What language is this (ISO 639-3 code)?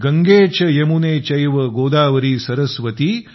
mar